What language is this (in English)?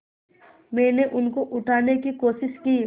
Hindi